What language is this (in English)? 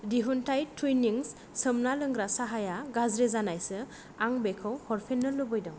Bodo